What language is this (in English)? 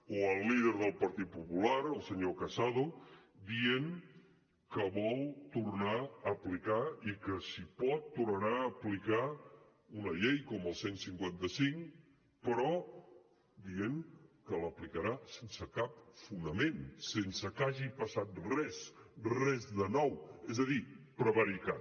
Catalan